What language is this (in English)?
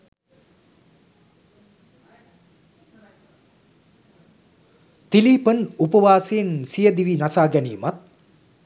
Sinhala